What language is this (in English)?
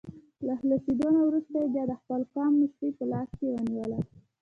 Pashto